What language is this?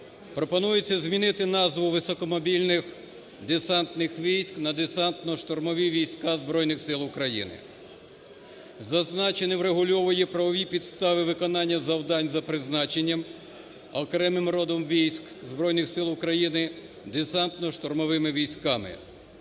Ukrainian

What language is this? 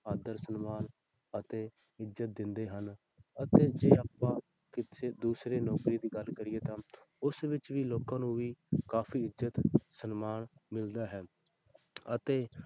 Punjabi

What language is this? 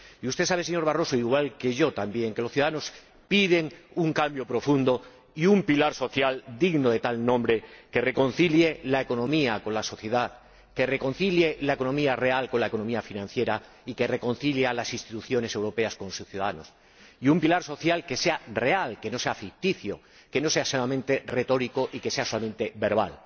Spanish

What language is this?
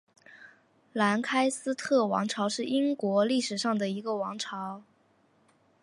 Chinese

